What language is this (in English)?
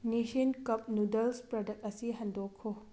Manipuri